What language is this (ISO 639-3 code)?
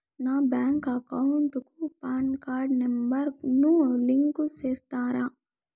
tel